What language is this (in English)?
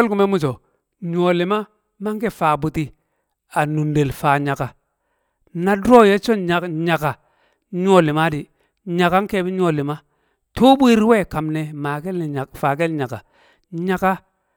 Kamo